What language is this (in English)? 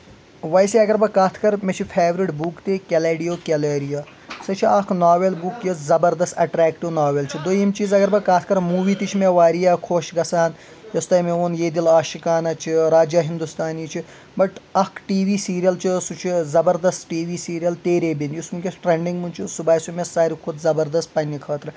Kashmiri